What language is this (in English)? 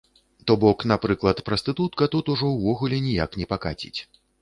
Belarusian